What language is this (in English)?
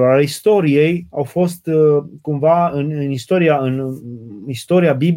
Romanian